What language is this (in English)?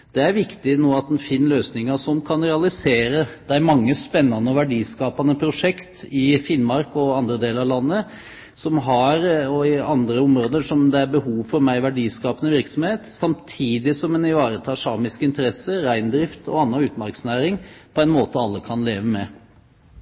Norwegian Bokmål